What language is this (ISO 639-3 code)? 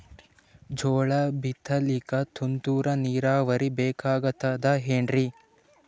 kan